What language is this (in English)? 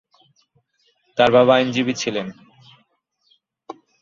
Bangla